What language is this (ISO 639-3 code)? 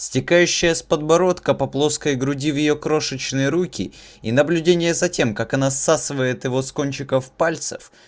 rus